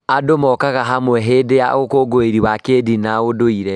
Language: Kikuyu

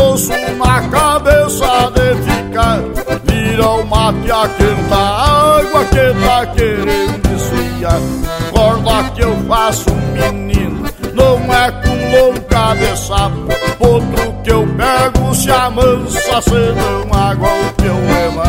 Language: Portuguese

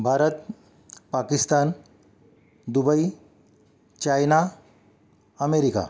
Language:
Marathi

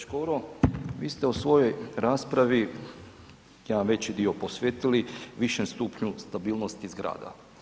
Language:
Croatian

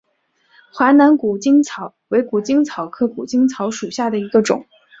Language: Chinese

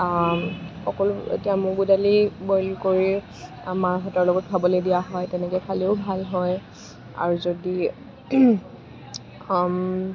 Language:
Assamese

